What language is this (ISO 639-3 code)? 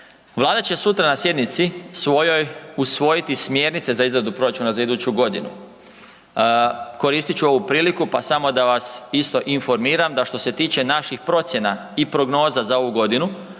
hrv